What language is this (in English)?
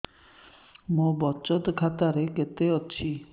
Odia